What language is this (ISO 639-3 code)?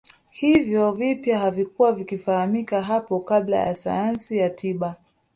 swa